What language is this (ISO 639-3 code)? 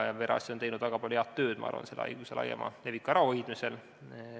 est